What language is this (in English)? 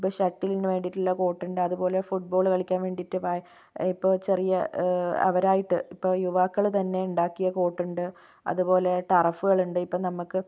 Malayalam